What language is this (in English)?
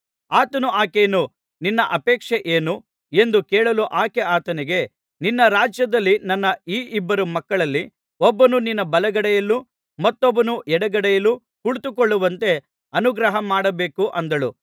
Kannada